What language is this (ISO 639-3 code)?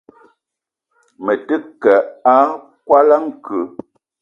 eto